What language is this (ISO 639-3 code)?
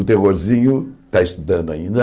por